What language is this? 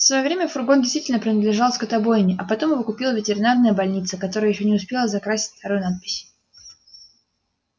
Russian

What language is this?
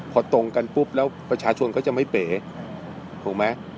Thai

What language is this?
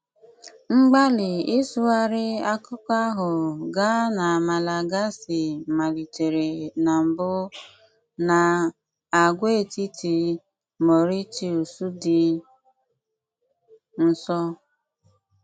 Igbo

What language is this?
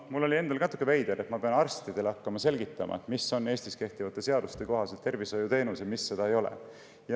Estonian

